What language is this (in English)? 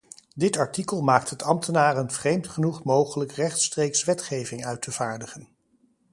Dutch